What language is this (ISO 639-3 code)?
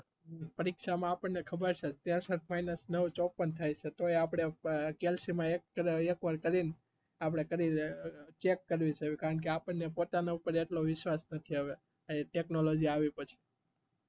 guj